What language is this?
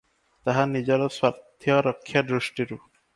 Odia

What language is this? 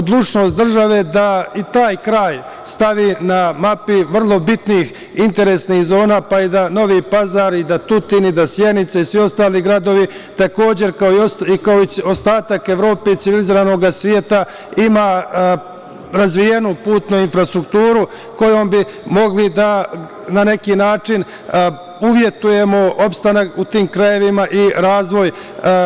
Serbian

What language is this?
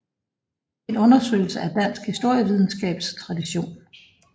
Danish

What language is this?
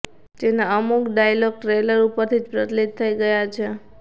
Gujarati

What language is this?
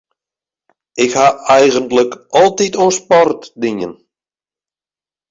Western Frisian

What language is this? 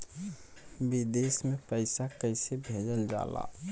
Bhojpuri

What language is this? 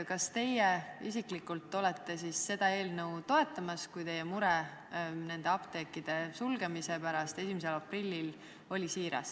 Estonian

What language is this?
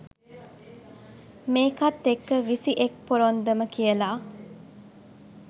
Sinhala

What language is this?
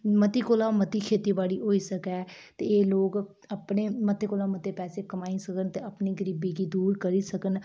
Dogri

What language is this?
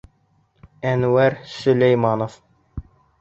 Bashkir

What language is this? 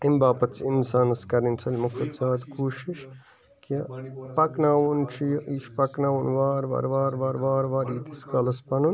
Kashmiri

